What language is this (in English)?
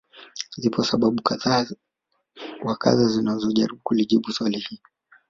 Swahili